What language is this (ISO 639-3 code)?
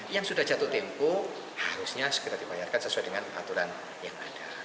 ind